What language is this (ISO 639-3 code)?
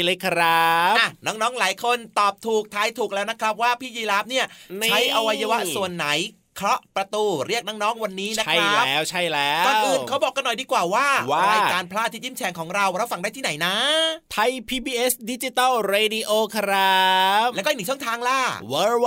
tha